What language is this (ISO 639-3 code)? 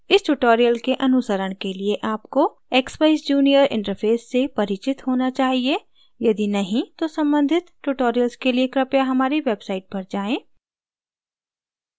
hin